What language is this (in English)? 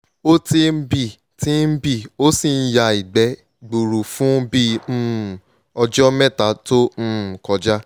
Yoruba